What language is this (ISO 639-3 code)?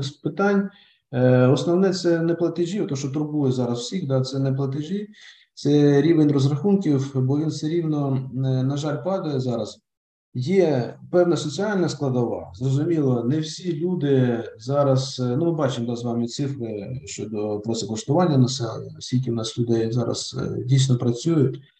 ukr